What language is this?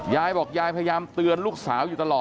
Thai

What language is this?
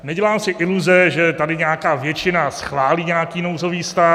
Czech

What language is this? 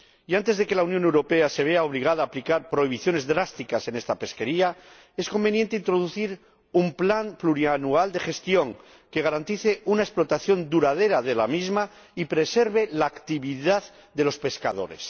Spanish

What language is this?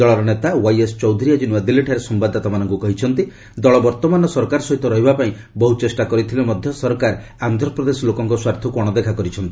Odia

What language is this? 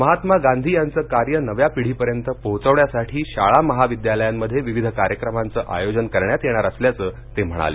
Marathi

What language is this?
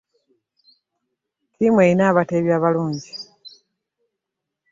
Ganda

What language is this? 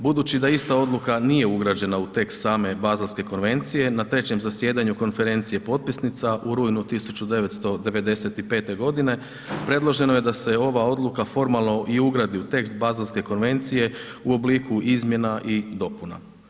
Croatian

